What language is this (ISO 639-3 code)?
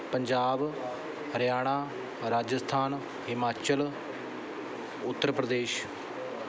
pan